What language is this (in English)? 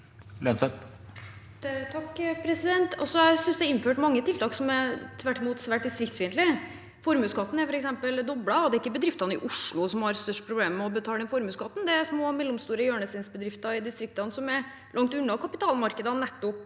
Norwegian